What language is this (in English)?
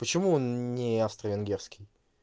Russian